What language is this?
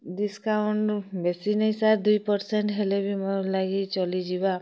Odia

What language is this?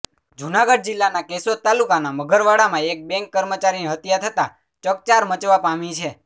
Gujarati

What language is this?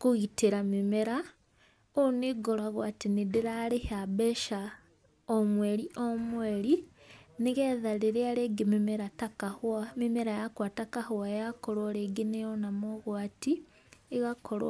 Kikuyu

